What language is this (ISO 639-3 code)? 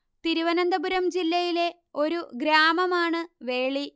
mal